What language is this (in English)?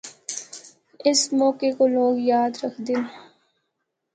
Northern Hindko